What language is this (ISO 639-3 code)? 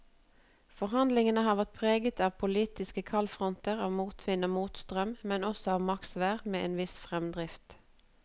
nor